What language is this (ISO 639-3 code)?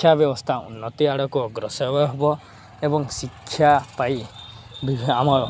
ori